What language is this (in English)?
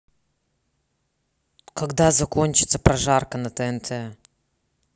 Russian